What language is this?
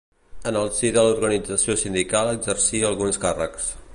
Catalan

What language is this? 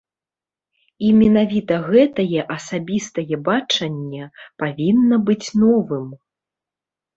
Belarusian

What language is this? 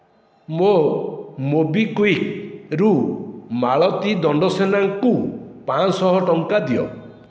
Odia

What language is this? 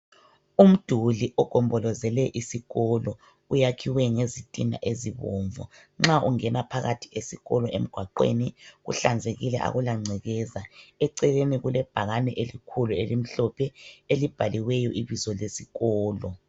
North Ndebele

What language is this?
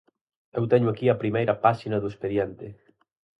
Galician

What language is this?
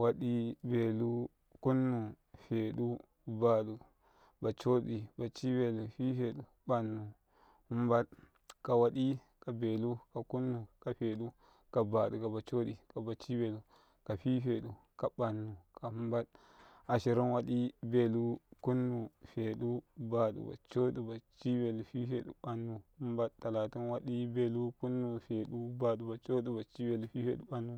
Karekare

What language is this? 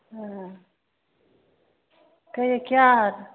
Maithili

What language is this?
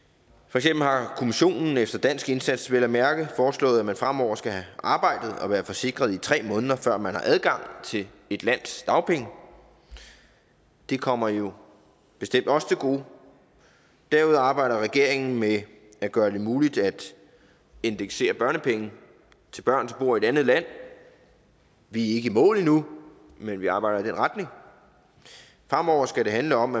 Danish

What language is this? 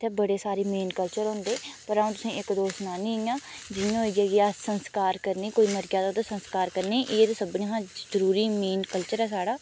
Dogri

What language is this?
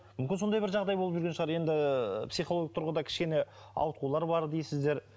Kazakh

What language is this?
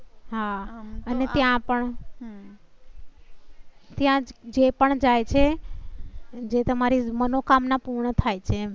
Gujarati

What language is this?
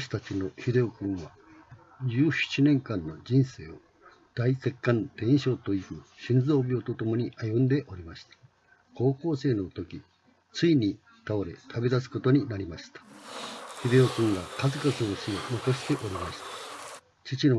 Japanese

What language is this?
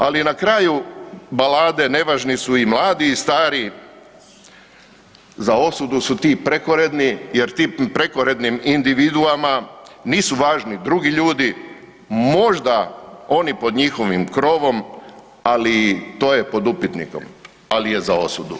Croatian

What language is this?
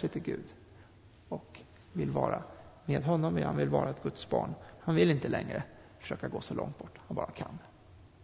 Swedish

